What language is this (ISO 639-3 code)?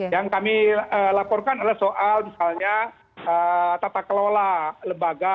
ind